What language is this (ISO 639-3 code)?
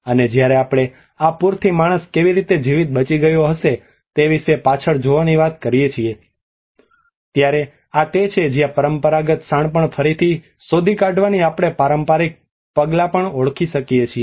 guj